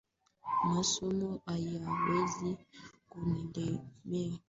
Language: Swahili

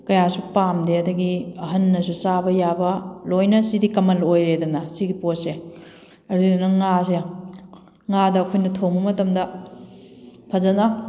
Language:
Manipuri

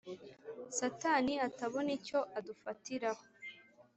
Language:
Kinyarwanda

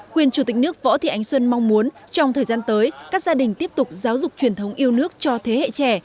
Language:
Vietnamese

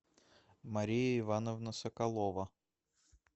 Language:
Russian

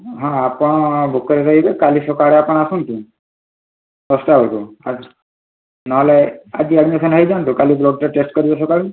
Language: Odia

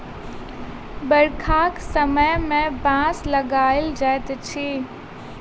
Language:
Maithili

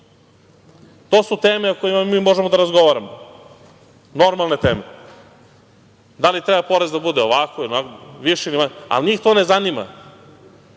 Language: Serbian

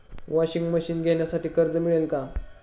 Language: Marathi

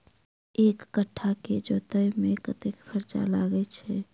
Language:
Maithili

